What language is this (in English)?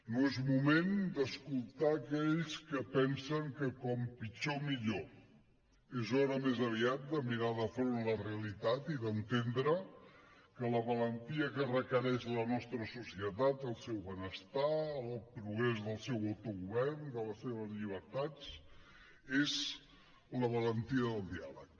Catalan